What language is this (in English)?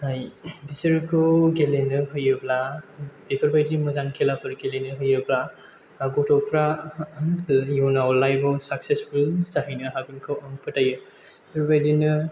Bodo